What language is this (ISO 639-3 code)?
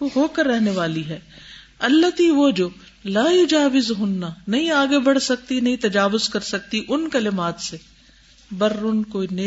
urd